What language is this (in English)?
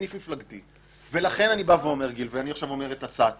Hebrew